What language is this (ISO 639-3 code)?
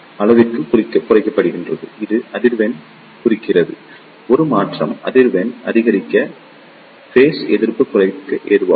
tam